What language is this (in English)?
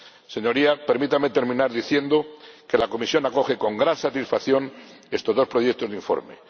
Spanish